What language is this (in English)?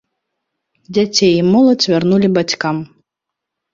Belarusian